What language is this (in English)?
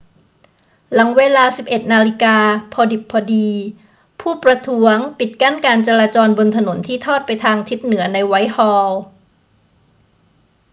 Thai